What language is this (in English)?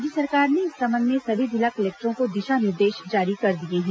Hindi